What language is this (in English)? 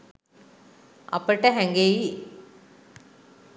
Sinhala